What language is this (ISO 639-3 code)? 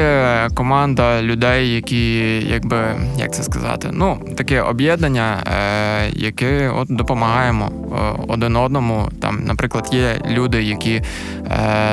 ukr